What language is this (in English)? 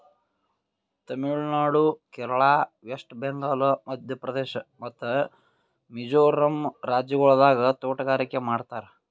Kannada